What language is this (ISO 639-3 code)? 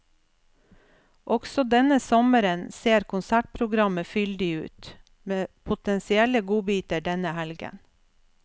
nor